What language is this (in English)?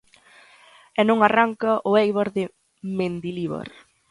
Galician